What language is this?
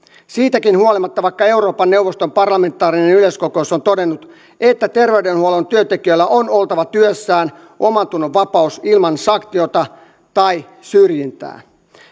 Finnish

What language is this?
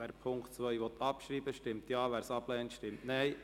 Swiss German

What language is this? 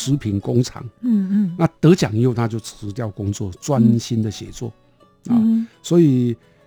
Chinese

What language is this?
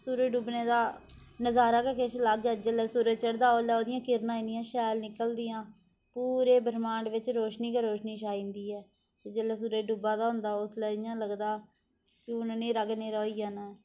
Dogri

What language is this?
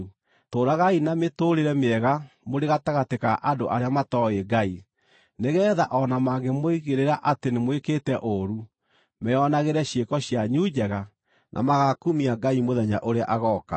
Kikuyu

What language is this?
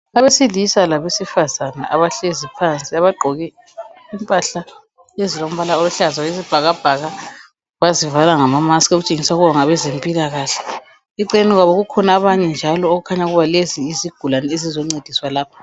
North Ndebele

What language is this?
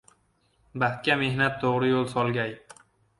Uzbek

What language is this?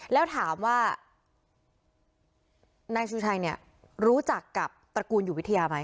Thai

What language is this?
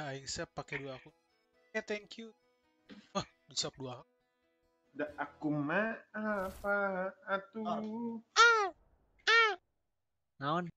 Indonesian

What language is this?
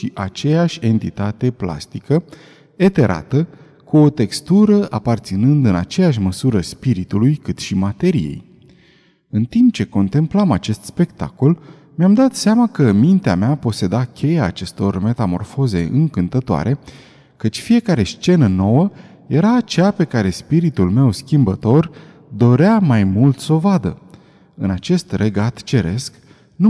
Romanian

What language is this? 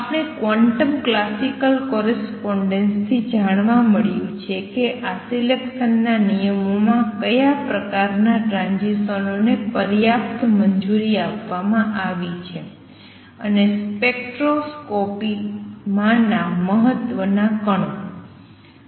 Gujarati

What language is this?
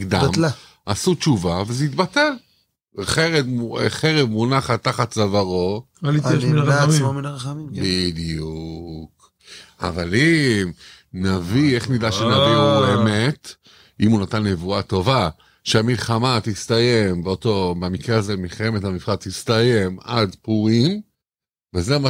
Hebrew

